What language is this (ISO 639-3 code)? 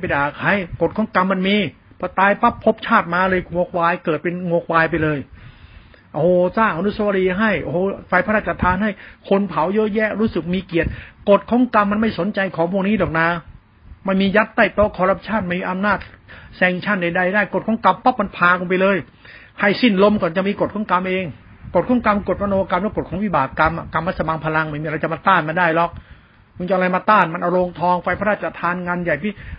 tha